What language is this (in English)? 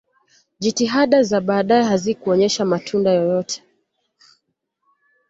Swahili